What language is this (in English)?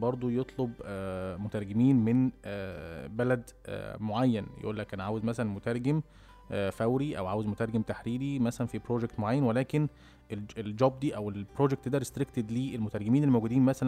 Arabic